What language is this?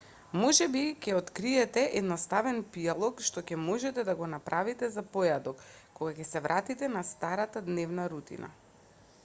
Macedonian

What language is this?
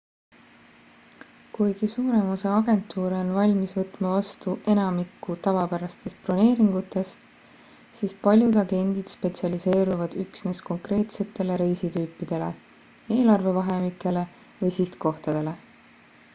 Estonian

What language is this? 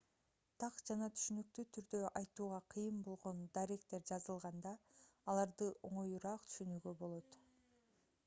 Kyrgyz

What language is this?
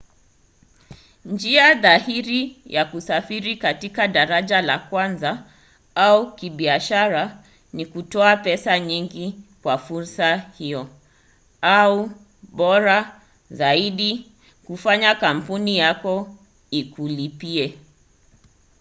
Swahili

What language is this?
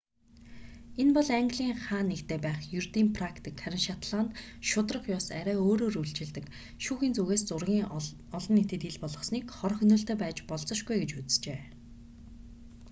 Mongolian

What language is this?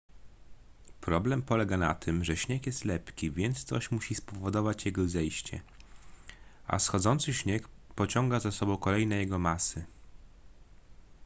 Polish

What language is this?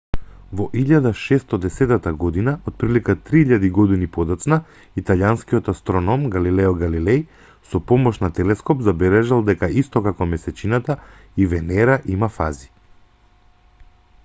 Macedonian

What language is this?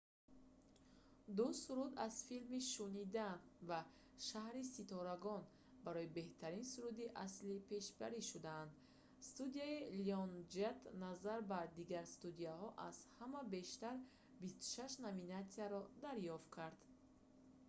Tajik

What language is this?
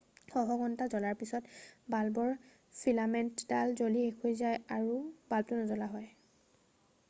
Assamese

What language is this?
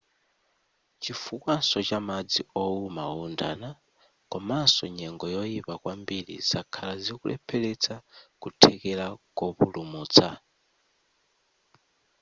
Nyanja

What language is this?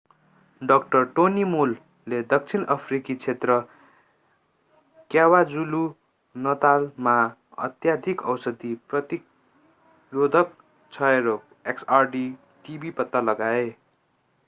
Nepali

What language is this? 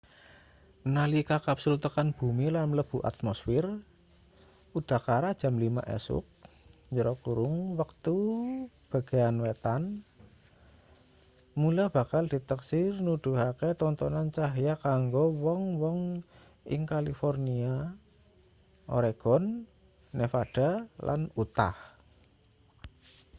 Javanese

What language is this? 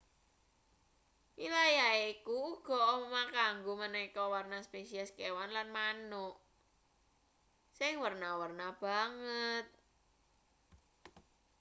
Javanese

